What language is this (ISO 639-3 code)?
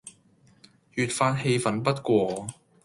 yue